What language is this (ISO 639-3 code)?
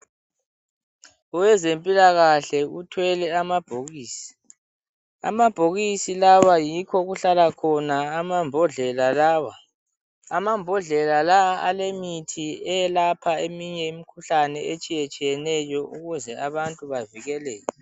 nde